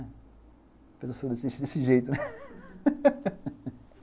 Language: Portuguese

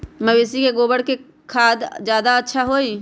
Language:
Magahi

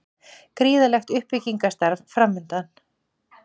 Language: Icelandic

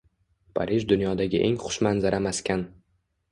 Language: Uzbek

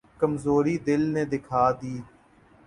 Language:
Urdu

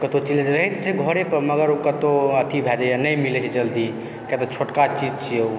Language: Maithili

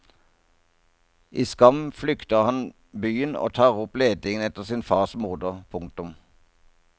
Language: Norwegian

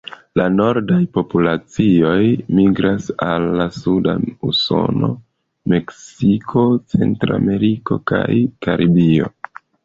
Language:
Esperanto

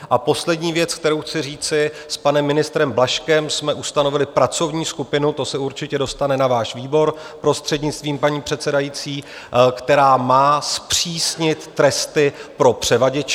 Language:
Czech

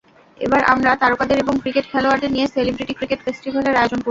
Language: Bangla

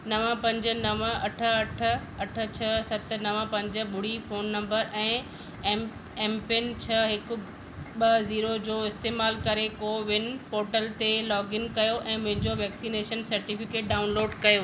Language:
Sindhi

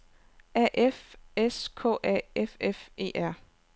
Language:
Danish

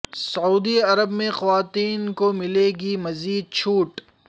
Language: Urdu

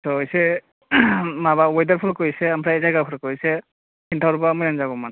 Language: Bodo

